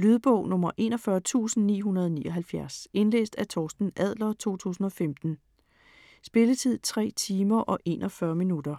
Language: Danish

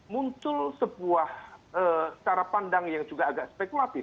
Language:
Indonesian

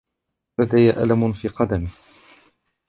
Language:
Arabic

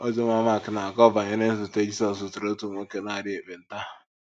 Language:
Igbo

